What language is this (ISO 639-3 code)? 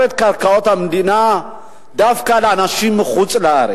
heb